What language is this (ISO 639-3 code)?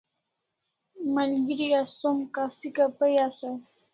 kls